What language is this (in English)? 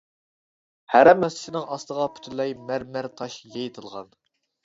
Uyghur